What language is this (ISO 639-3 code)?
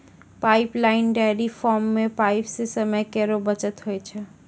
mai